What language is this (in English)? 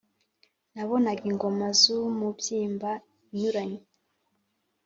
Kinyarwanda